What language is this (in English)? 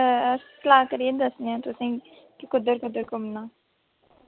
Dogri